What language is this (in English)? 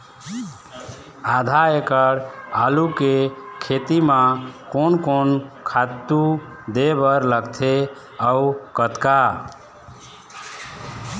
Chhattisgarhi